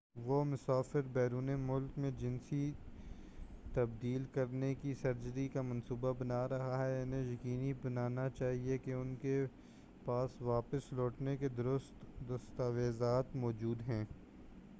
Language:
Urdu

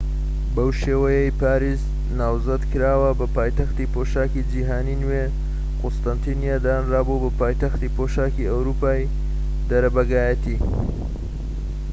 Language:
Central Kurdish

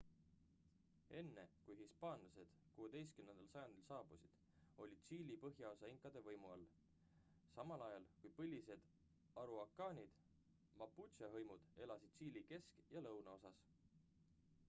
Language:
Estonian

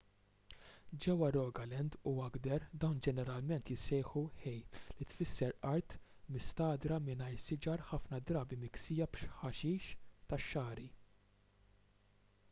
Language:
Maltese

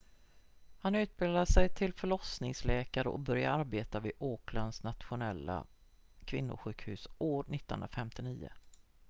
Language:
Swedish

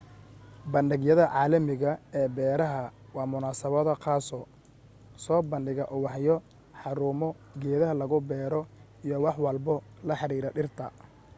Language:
Somali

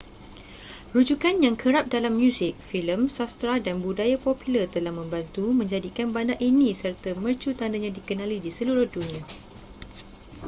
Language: Malay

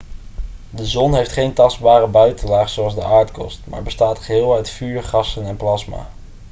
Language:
Dutch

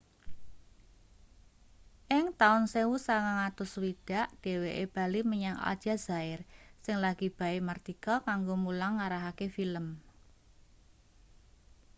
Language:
Javanese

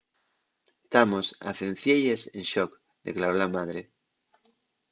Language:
Asturian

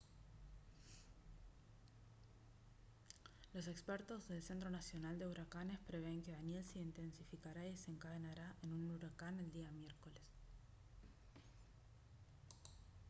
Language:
Spanish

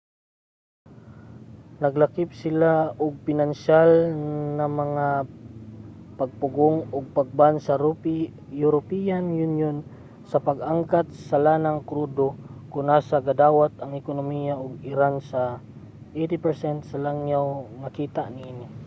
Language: Cebuano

